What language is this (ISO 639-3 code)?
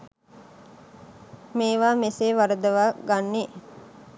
sin